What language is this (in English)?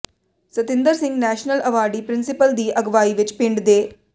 Punjabi